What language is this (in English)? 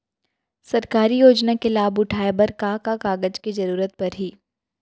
Chhattisgarhi